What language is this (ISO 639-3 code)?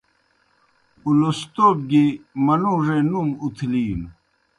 plk